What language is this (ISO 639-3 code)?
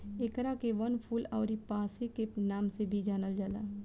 bho